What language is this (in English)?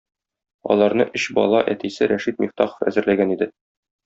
Tatar